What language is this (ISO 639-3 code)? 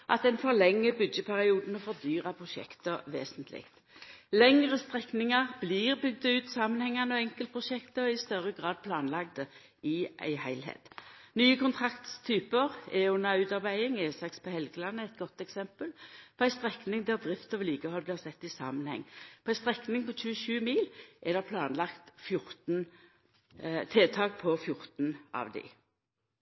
nno